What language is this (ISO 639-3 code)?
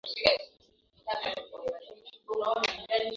swa